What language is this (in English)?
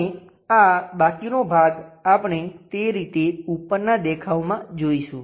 Gujarati